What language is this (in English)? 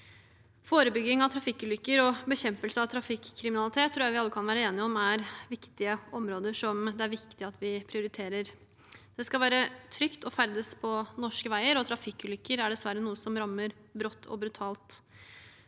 Norwegian